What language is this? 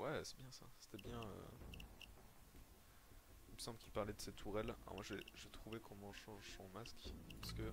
French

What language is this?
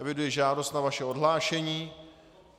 Czech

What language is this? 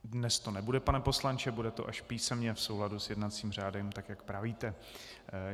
Czech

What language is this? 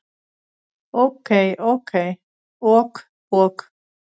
Icelandic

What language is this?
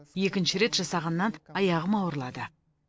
Kazakh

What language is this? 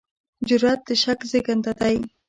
Pashto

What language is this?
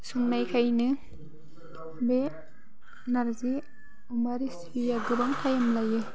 Bodo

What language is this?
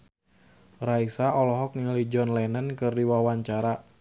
Sundanese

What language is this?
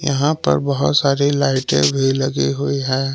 Hindi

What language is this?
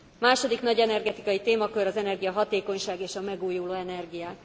Hungarian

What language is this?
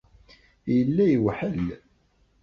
Kabyle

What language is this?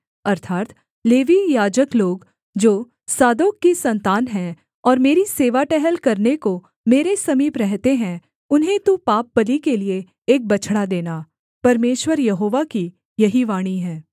Hindi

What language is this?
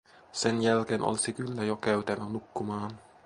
Finnish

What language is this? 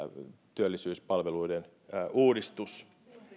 Finnish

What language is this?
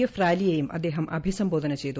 Malayalam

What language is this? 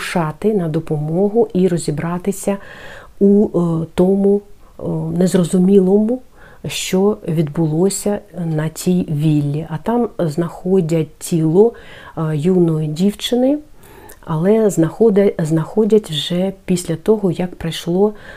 Ukrainian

